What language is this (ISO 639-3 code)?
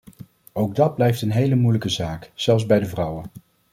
nld